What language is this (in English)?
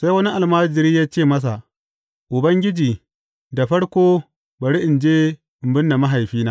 Hausa